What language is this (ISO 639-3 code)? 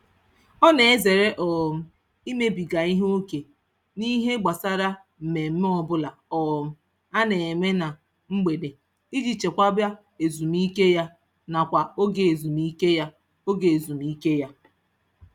ibo